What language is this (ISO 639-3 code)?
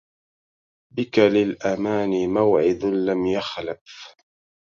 ara